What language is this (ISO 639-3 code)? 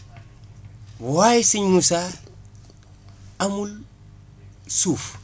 wol